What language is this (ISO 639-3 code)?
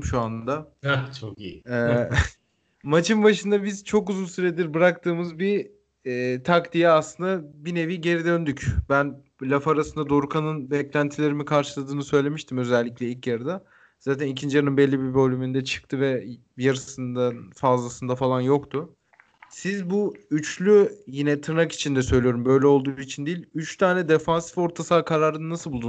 tur